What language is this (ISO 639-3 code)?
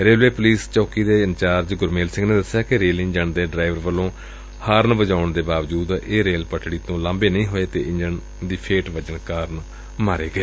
pan